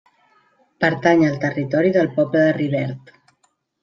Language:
Catalan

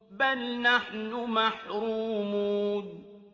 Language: Arabic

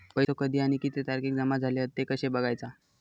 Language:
Marathi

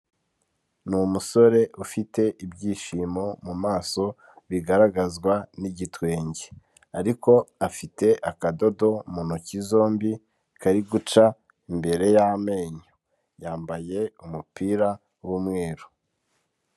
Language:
Kinyarwanda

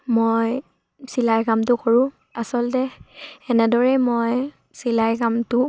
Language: Assamese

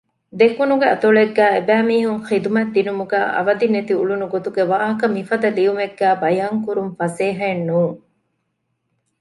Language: Divehi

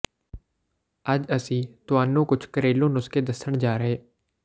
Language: Punjabi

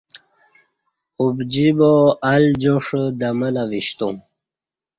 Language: Kati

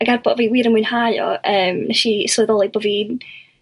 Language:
Welsh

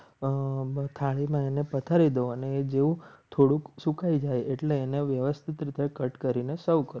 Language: Gujarati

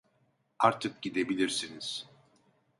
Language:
Turkish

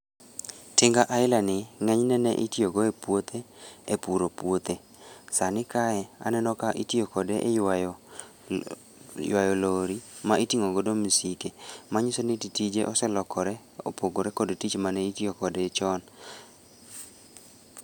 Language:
Luo (Kenya and Tanzania)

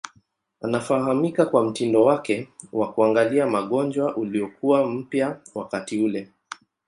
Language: Swahili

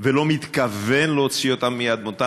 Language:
Hebrew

